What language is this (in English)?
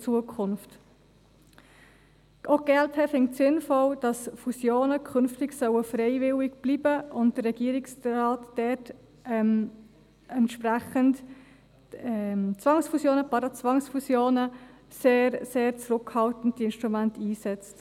Swiss German